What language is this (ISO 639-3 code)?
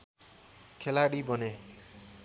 nep